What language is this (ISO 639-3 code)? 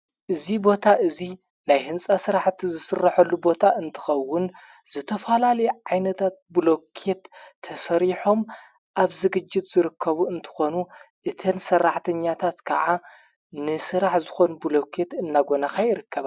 tir